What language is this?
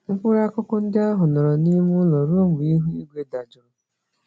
Igbo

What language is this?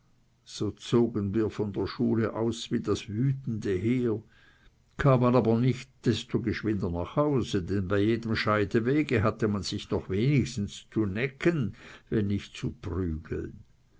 German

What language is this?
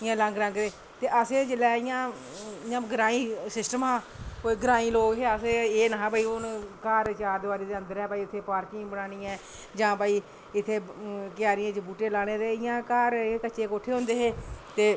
Dogri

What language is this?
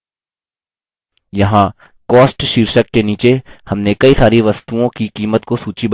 Hindi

